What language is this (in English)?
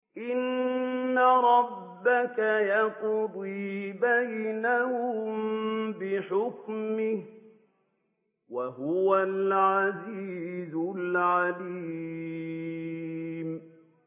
Arabic